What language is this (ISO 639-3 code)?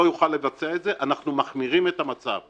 heb